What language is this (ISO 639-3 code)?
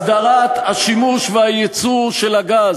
heb